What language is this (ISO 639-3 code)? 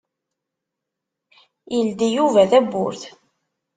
kab